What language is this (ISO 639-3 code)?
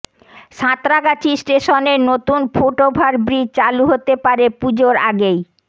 ben